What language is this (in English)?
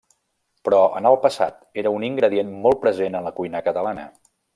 Catalan